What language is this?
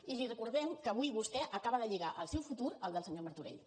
Catalan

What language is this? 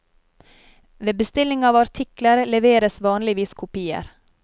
Norwegian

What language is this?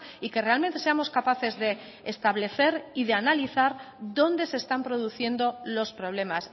Spanish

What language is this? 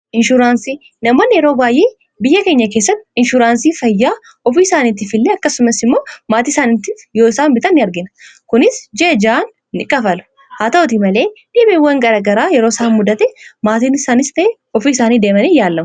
Oromo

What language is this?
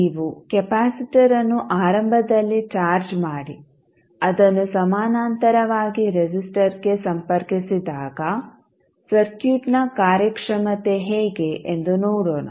Kannada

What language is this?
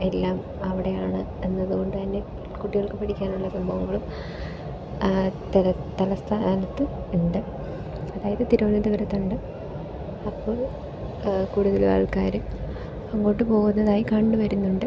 Malayalam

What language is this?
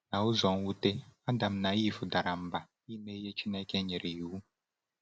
Igbo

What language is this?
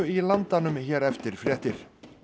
Icelandic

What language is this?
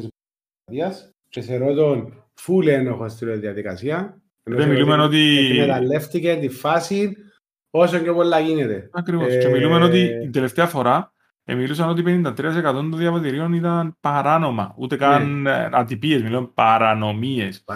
Greek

